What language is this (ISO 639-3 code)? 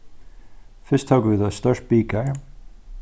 fao